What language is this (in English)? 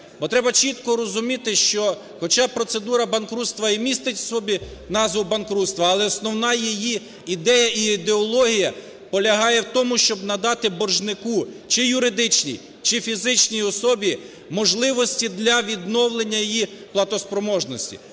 Ukrainian